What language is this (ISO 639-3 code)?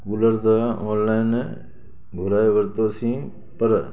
snd